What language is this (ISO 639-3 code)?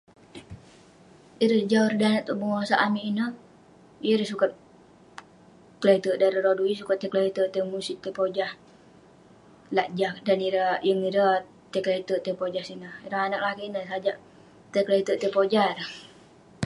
pne